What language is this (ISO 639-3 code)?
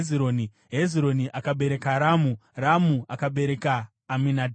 sna